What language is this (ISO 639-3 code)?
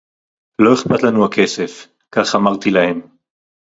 heb